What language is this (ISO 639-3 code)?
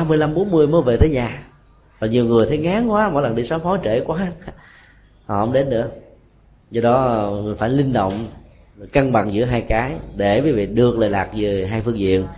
vie